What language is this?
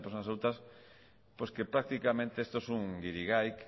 Spanish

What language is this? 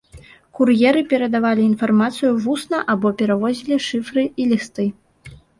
Belarusian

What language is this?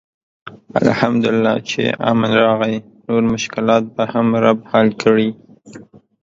Pashto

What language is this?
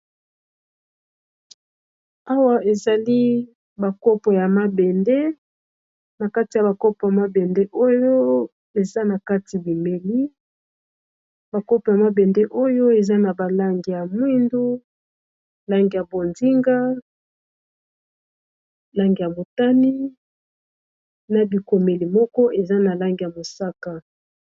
Lingala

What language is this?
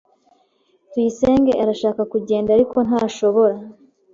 Kinyarwanda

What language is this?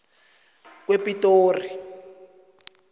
South Ndebele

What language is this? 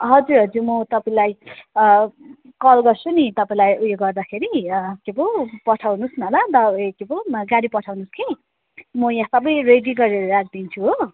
Nepali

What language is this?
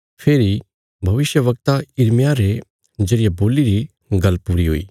Bilaspuri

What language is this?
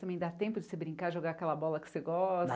Portuguese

